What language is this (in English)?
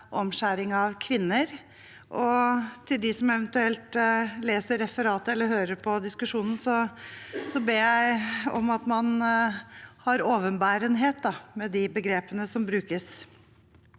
Norwegian